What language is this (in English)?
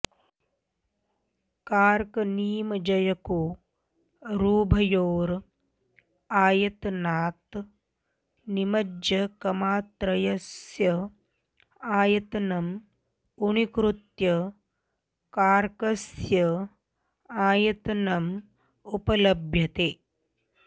Sanskrit